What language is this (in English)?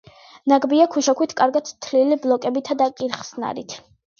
Georgian